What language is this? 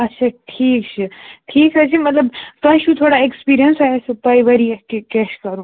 Kashmiri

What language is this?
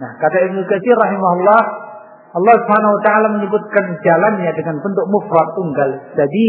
Indonesian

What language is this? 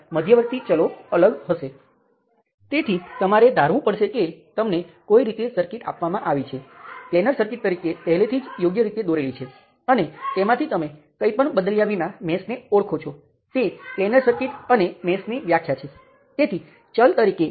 Gujarati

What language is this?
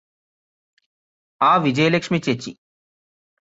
Malayalam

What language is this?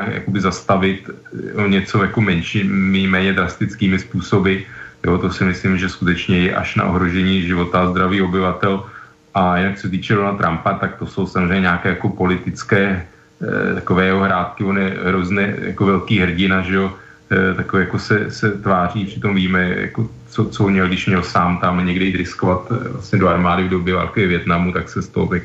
Czech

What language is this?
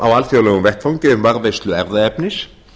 Icelandic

